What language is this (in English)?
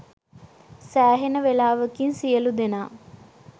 Sinhala